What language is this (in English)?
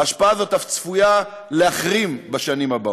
Hebrew